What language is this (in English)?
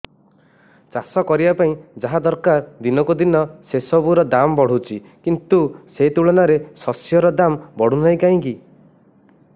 Odia